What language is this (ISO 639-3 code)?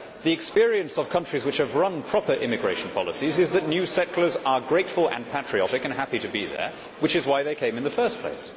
eng